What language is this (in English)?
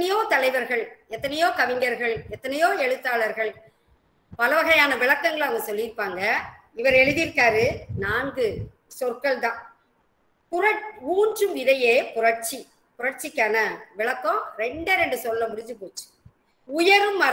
Thai